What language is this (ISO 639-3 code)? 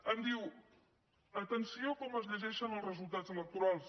cat